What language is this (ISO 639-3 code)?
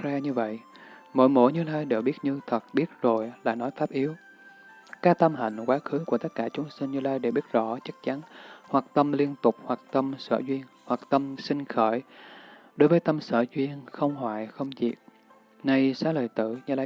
vie